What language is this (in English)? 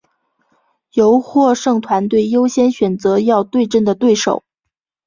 Chinese